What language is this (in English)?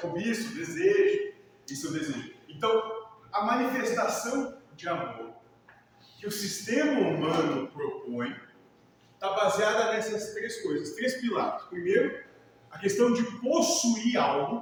Portuguese